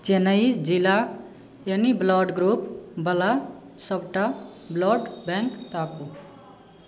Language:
Maithili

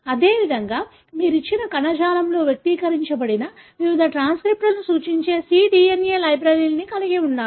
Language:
Telugu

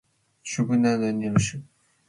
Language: Matsés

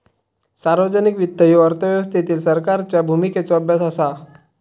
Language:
Marathi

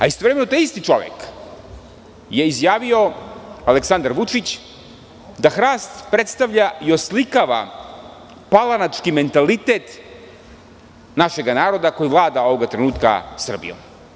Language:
Serbian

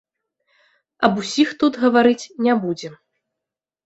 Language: Belarusian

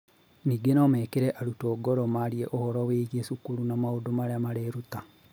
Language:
Kikuyu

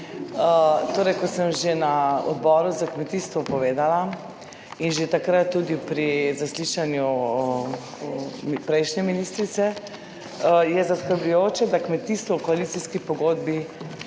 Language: Slovenian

